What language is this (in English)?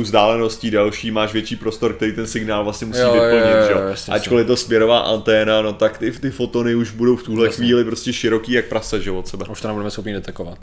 Czech